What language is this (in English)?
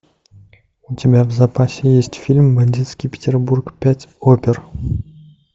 Russian